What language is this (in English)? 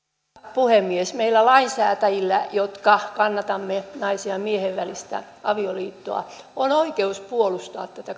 Finnish